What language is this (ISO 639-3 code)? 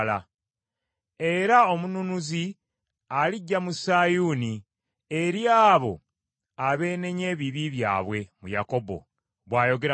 lug